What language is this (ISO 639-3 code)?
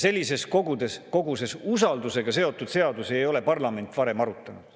est